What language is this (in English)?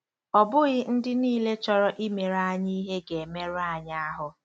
Igbo